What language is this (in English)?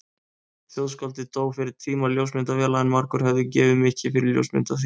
Icelandic